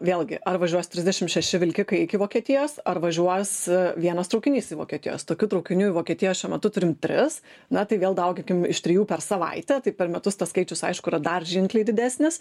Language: Lithuanian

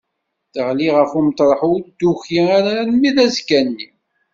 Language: Kabyle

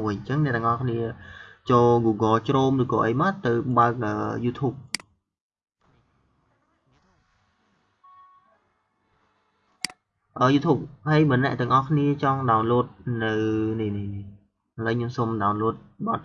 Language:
Vietnamese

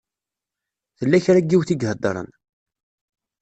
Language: Kabyle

